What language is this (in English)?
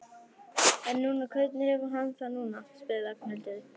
Icelandic